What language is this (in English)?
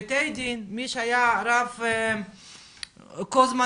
Hebrew